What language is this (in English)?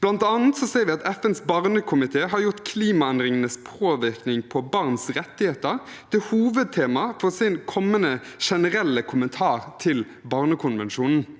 Norwegian